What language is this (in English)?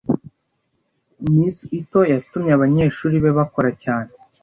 Kinyarwanda